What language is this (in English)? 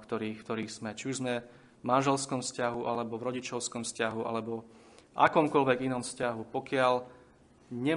Slovak